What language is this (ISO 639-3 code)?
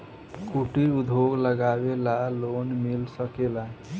bho